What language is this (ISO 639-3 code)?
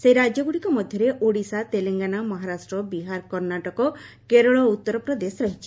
ori